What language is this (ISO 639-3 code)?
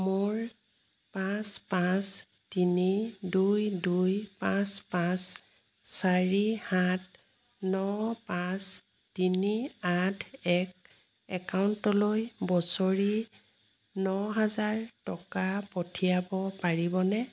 asm